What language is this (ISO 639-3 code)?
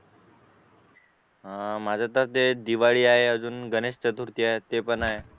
mar